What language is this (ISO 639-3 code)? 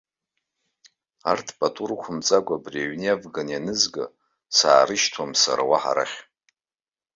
abk